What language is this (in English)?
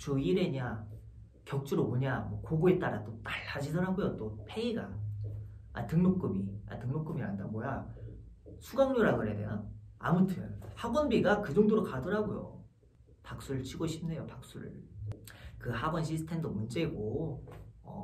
Korean